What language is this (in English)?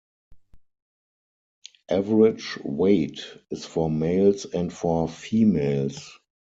English